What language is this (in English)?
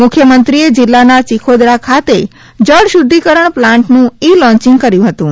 Gujarati